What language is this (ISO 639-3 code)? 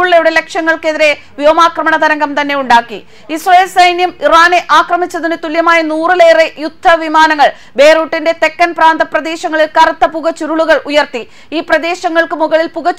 mal